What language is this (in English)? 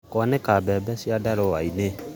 Kikuyu